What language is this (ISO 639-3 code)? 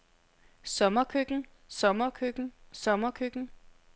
dan